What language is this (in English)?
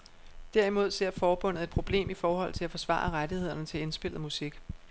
Danish